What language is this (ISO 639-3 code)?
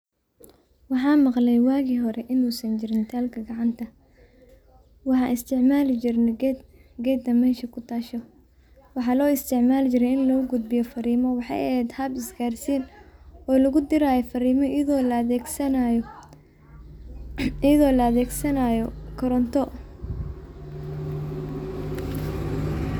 som